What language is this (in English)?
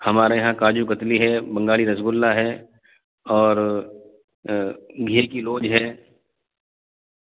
Urdu